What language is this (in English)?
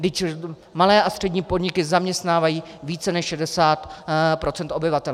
Czech